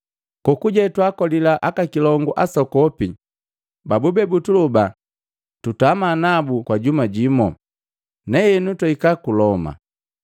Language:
Matengo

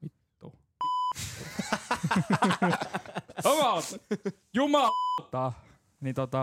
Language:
Finnish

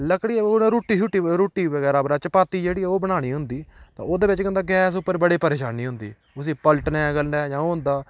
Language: Dogri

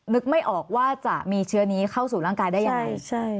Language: Thai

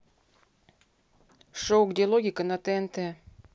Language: Russian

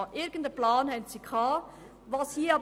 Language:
Swiss German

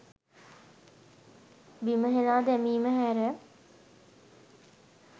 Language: Sinhala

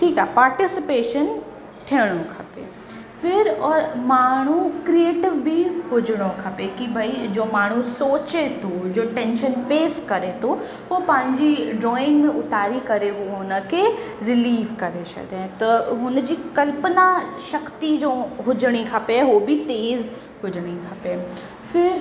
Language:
Sindhi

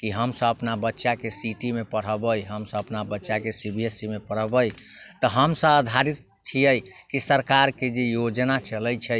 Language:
Maithili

